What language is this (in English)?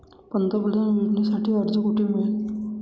Marathi